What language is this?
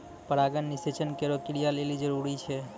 Maithili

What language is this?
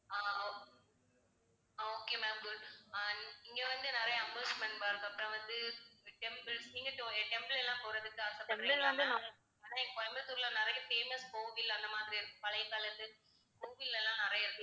Tamil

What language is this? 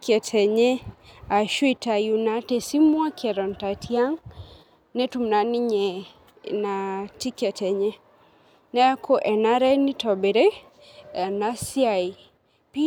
Masai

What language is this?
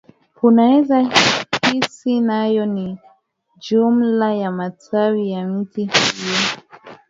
Swahili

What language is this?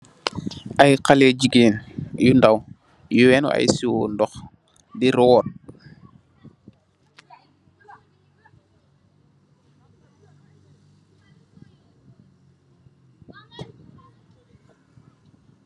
Wolof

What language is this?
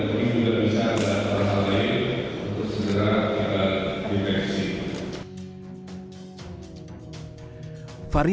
Indonesian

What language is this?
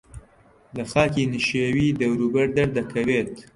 Central Kurdish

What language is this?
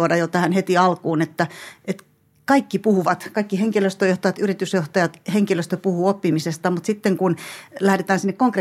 Finnish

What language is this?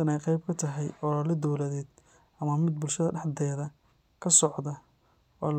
Somali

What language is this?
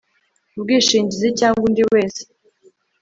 Kinyarwanda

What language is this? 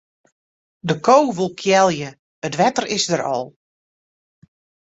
Western Frisian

